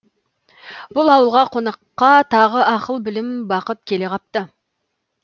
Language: Kazakh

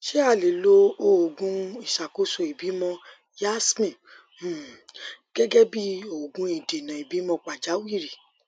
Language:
Yoruba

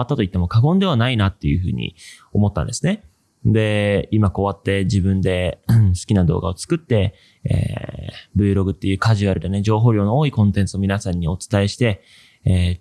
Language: Japanese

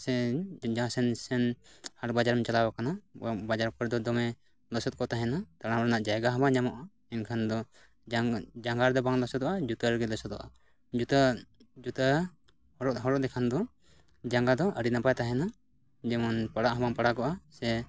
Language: Santali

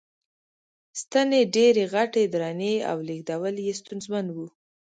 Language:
Pashto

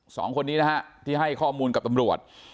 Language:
Thai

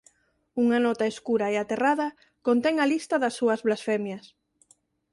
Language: Galician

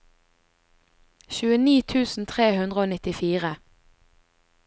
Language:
Norwegian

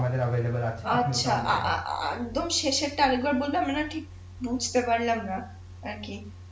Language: Bangla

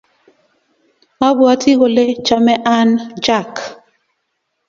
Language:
Kalenjin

